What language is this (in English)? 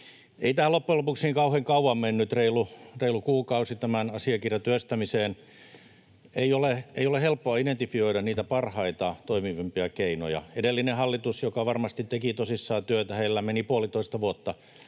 Finnish